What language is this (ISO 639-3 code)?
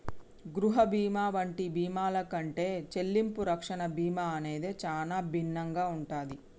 tel